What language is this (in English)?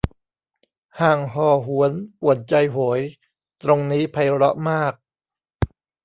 Thai